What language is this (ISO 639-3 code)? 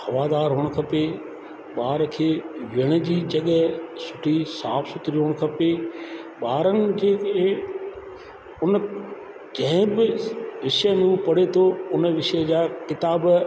snd